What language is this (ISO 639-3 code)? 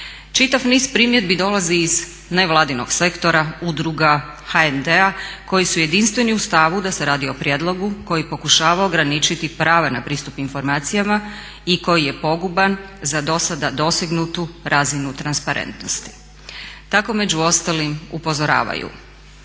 hrv